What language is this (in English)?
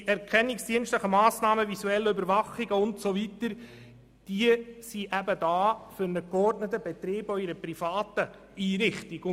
Swiss German